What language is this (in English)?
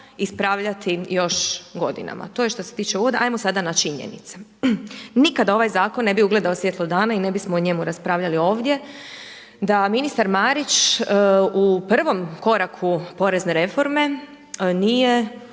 Croatian